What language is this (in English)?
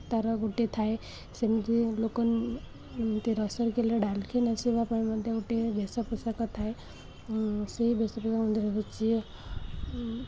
Odia